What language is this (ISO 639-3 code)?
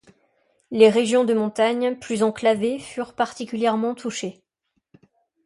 fra